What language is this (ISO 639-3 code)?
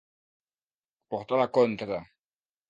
cat